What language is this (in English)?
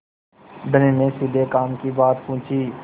Hindi